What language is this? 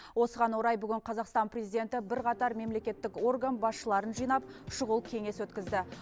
Kazakh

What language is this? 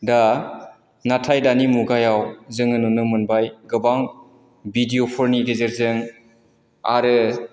Bodo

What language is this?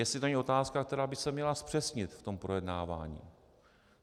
Czech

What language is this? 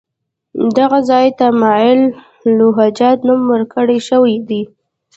Pashto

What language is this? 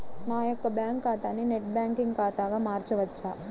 Telugu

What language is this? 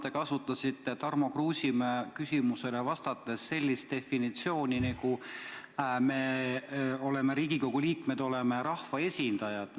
Estonian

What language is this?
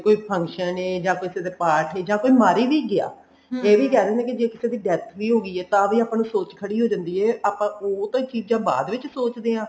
Punjabi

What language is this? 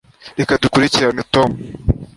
Kinyarwanda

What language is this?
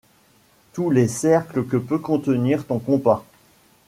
French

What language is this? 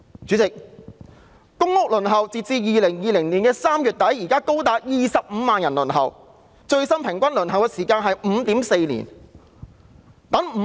Cantonese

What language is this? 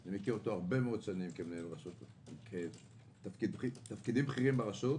Hebrew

